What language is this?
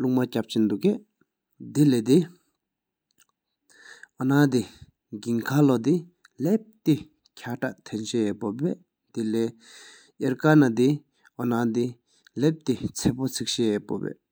Sikkimese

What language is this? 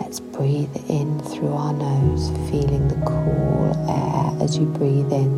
English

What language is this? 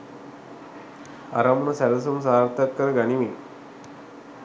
Sinhala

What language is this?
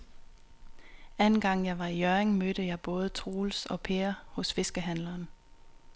Danish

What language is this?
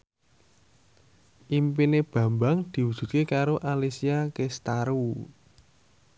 Javanese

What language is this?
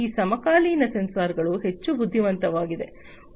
Kannada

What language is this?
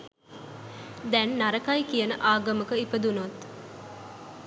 Sinhala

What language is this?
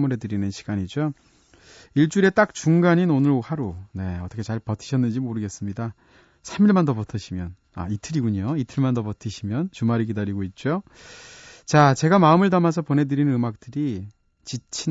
Korean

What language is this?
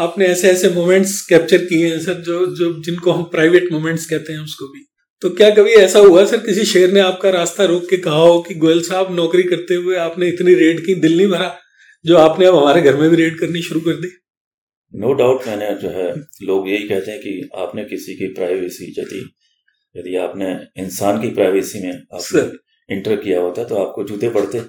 Hindi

